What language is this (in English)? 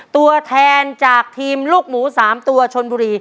Thai